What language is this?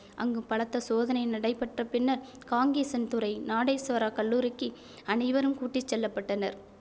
Tamil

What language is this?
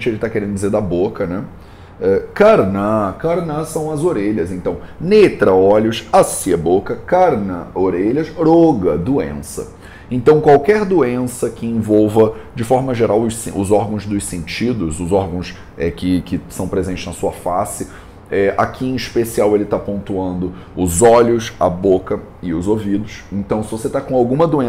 Portuguese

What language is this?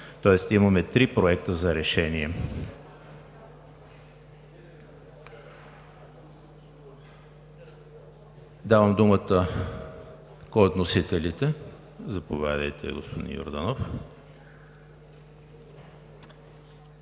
Bulgarian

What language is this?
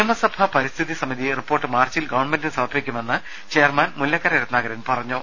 Malayalam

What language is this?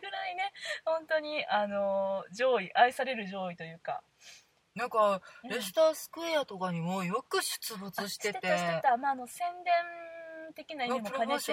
Japanese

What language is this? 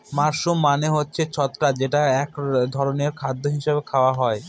Bangla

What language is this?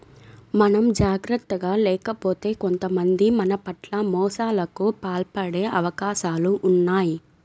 Telugu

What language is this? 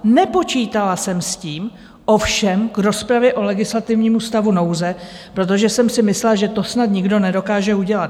Czech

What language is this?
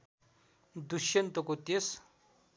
Nepali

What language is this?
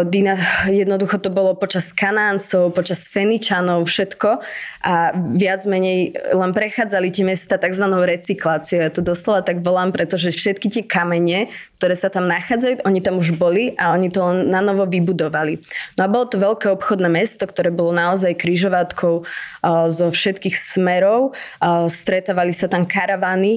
Slovak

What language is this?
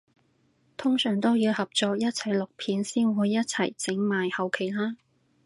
Cantonese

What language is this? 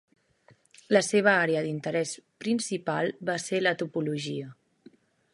Catalan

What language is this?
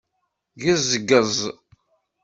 Kabyle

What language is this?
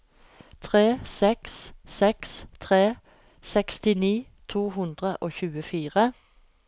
Norwegian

